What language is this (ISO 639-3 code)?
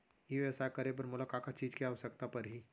hne